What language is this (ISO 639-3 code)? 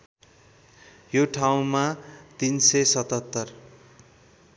nep